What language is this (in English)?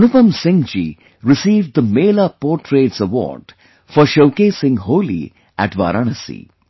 English